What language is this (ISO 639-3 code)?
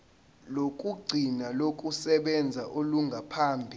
zul